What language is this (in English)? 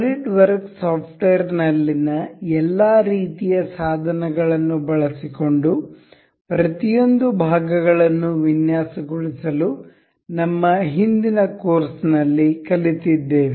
Kannada